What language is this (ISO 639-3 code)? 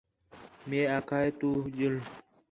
xhe